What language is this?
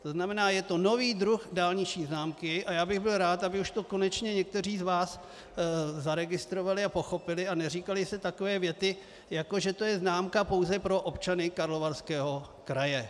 Czech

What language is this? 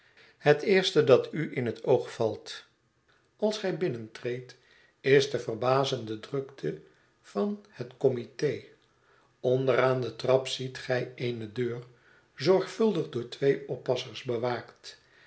Dutch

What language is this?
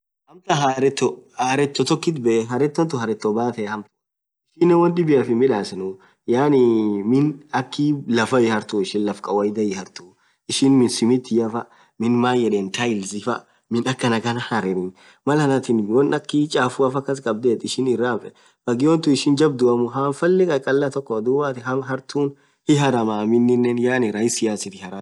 Orma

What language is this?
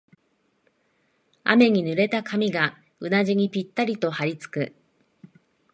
Japanese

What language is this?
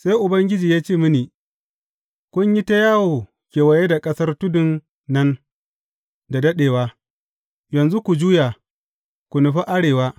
Hausa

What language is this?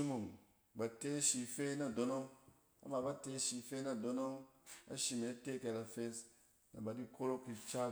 Cen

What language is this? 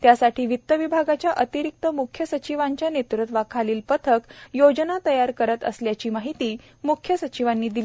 Marathi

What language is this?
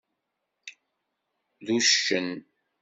Kabyle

